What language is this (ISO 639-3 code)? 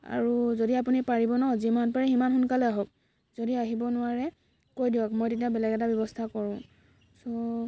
asm